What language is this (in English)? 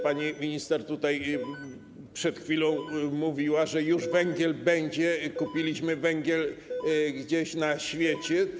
Polish